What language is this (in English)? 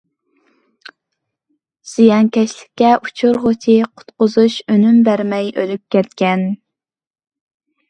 Uyghur